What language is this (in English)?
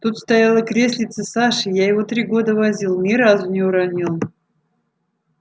Russian